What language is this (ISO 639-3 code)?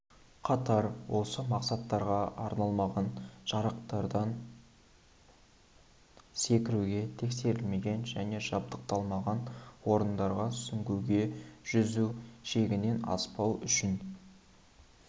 kaz